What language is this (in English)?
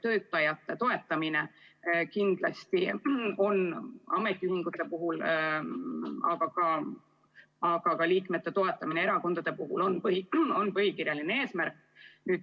Estonian